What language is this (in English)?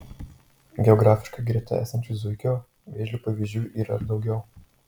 Lithuanian